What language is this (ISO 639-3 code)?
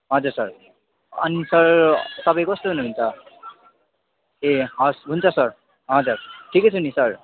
nep